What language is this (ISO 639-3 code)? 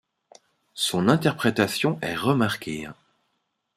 fra